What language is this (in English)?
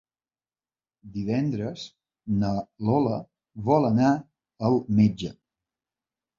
Catalan